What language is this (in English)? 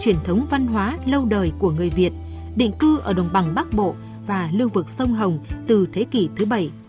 Vietnamese